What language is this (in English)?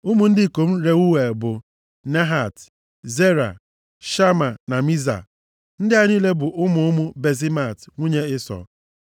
Igbo